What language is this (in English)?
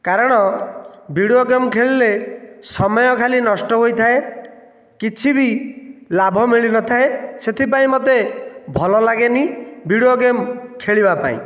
Odia